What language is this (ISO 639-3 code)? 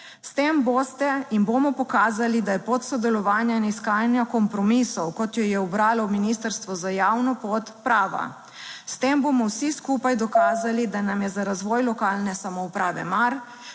slv